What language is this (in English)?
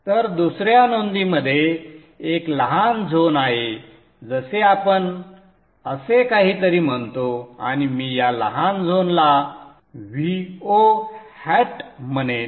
Marathi